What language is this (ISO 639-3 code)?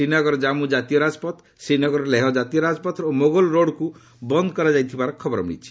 ori